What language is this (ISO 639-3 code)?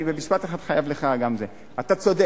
heb